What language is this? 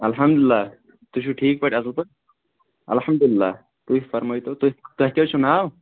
Kashmiri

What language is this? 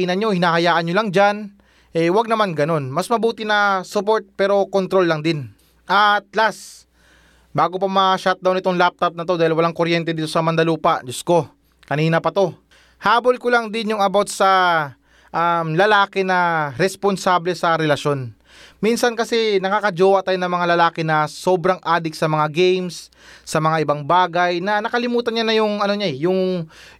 Filipino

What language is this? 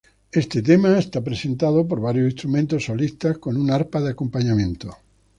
Spanish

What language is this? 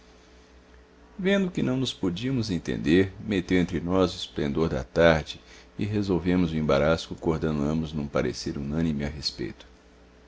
Portuguese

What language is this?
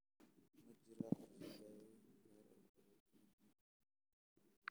Somali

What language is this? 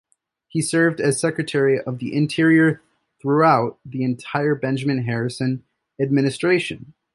English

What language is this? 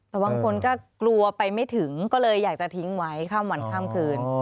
Thai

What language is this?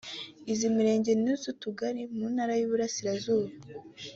Kinyarwanda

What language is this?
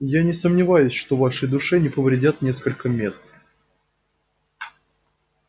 Russian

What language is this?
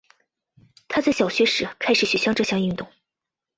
Chinese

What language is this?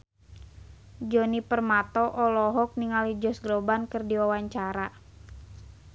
Sundanese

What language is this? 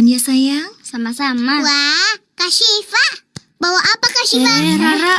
Indonesian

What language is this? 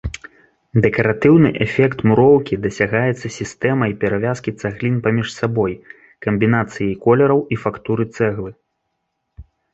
Belarusian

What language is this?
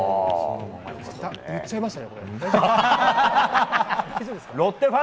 Japanese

